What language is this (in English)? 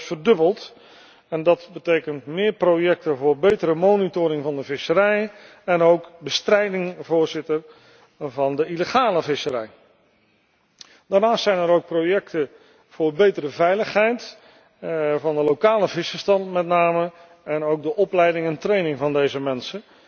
Dutch